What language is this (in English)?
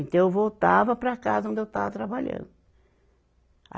Portuguese